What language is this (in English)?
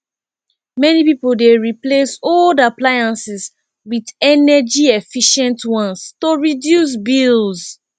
Nigerian Pidgin